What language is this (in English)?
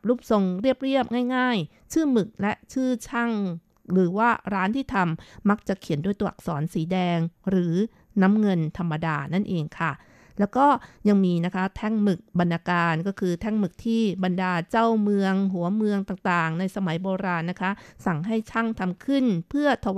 Thai